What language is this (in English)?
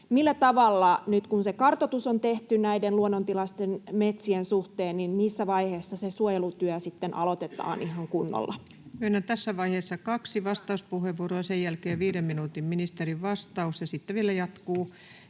Finnish